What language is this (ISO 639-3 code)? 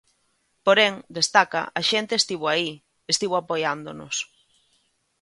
glg